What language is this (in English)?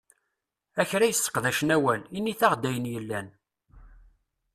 Kabyle